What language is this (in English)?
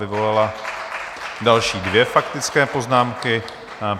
Czech